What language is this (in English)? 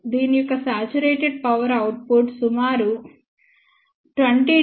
Telugu